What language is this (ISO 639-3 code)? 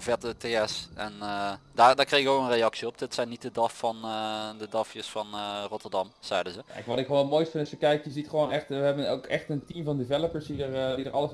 nld